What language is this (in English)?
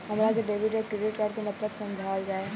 Bhojpuri